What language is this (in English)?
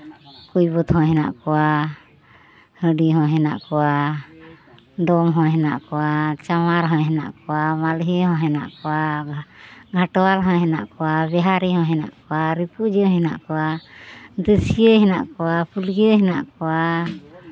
Santali